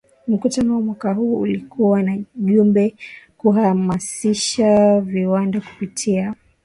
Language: Swahili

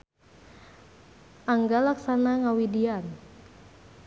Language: Sundanese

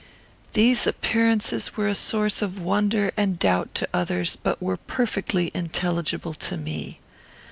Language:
English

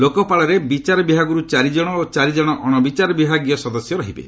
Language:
Odia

